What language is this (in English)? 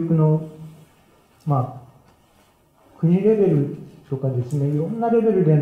Japanese